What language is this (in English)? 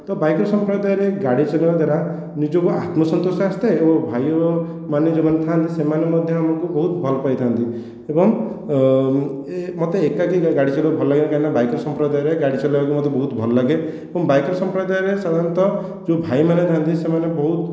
Odia